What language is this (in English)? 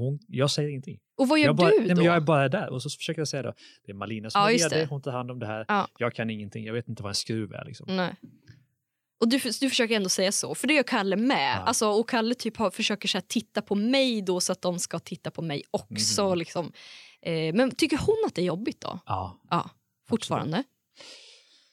Swedish